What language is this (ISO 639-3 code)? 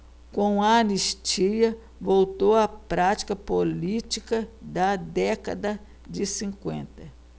por